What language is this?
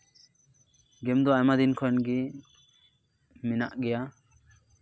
Santali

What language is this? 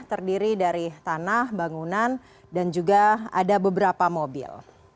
Indonesian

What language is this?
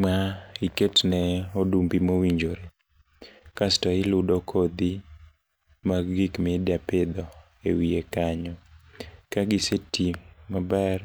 Luo (Kenya and Tanzania)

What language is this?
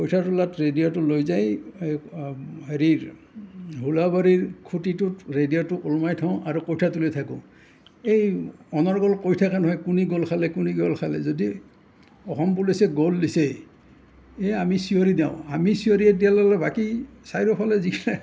Assamese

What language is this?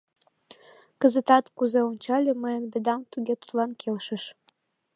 Mari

